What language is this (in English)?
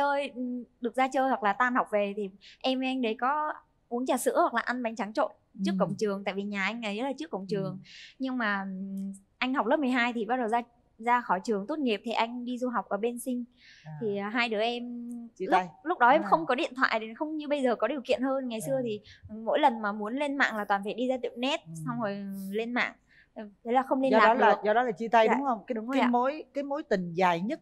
Vietnamese